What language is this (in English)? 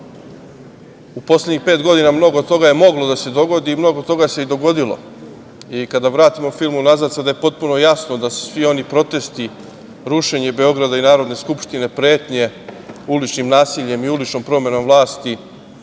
Serbian